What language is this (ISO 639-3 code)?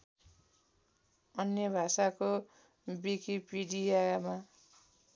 nep